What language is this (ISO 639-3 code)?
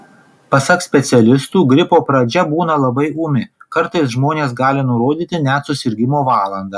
lit